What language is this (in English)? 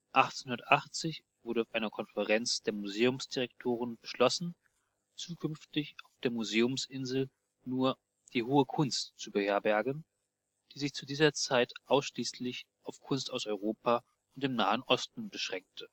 German